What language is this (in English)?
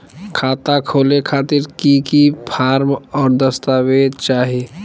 Magahi